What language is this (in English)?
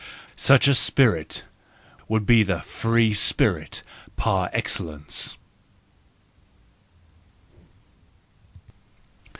English